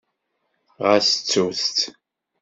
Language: Kabyle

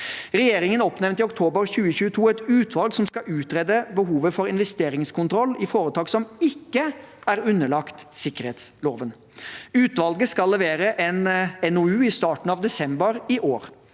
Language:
Norwegian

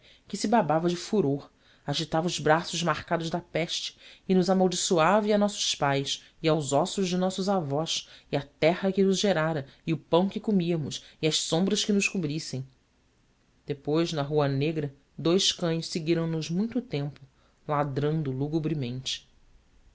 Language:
Portuguese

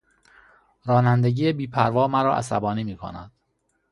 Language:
Persian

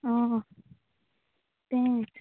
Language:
Konkani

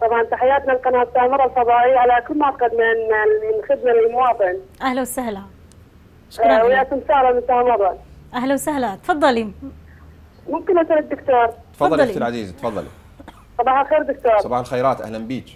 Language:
Arabic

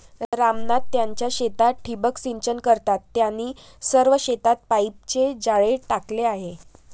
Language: Marathi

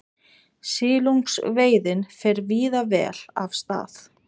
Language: Icelandic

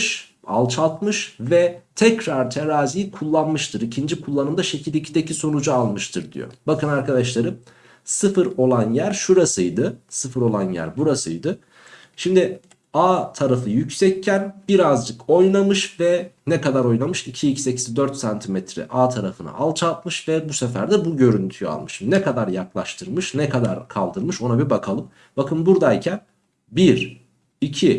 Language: Turkish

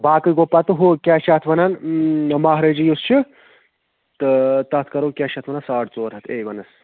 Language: Kashmiri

